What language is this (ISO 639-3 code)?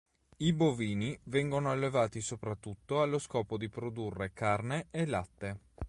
ita